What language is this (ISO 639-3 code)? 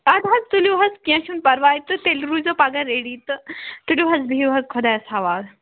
kas